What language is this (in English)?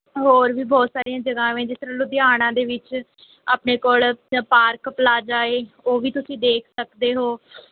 Punjabi